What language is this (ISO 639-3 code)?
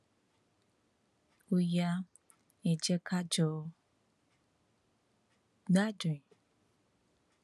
yor